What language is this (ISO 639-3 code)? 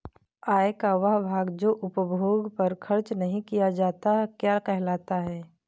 hin